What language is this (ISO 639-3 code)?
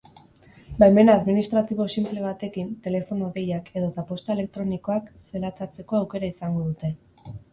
eus